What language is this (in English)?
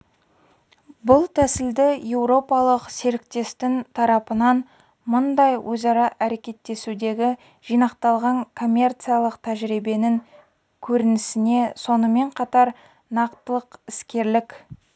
Kazakh